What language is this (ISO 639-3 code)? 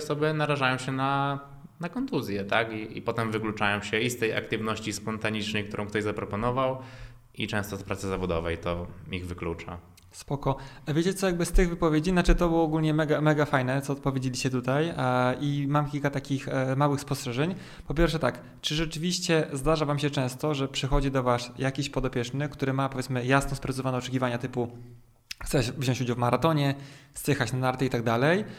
pol